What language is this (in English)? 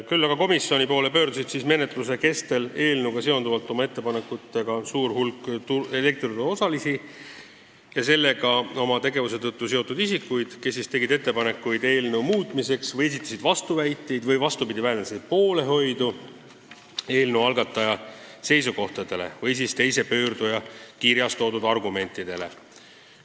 Estonian